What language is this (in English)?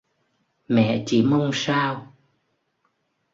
Vietnamese